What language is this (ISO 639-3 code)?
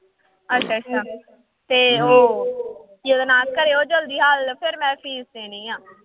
pan